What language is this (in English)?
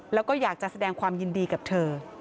Thai